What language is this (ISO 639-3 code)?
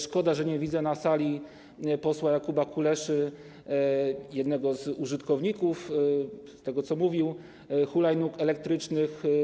pol